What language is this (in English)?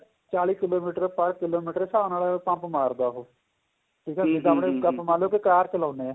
Punjabi